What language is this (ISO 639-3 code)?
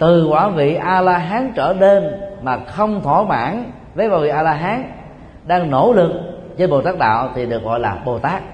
vie